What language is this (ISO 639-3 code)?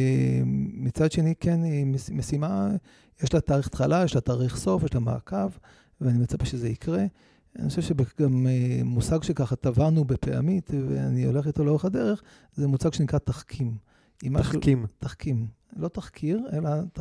heb